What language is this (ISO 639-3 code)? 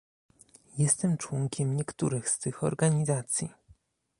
pol